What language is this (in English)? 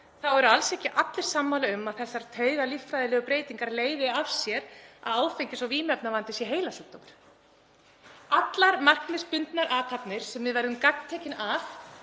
Icelandic